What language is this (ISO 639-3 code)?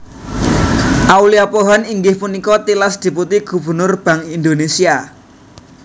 jav